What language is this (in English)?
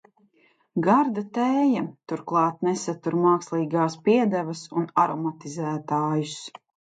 Latvian